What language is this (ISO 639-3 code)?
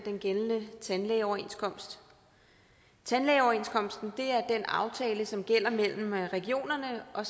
dan